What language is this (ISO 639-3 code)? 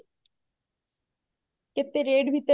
ori